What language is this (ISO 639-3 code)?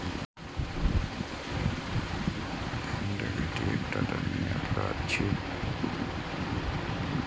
mai